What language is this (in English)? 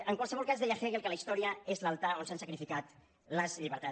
Catalan